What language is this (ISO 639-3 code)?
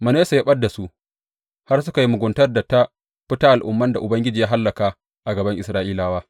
hau